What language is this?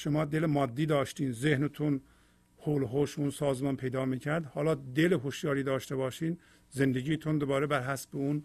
Persian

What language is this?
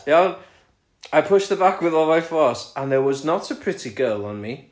Welsh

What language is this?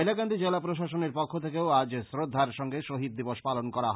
Bangla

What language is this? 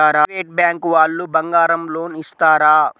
Telugu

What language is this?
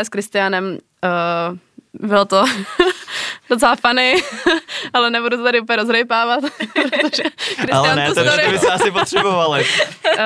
Czech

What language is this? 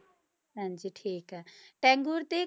Punjabi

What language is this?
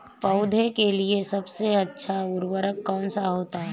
Hindi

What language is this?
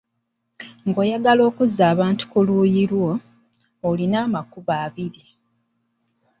Ganda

